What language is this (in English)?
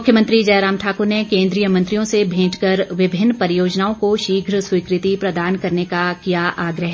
Hindi